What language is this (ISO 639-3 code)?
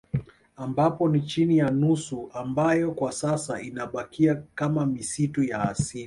swa